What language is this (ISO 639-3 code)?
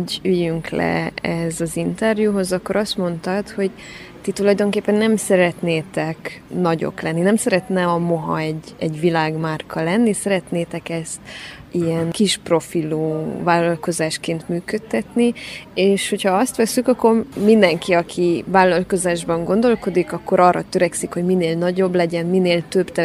hun